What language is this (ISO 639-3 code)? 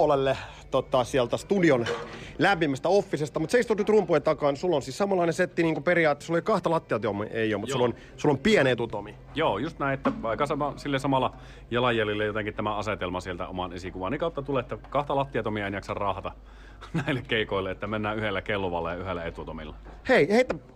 fin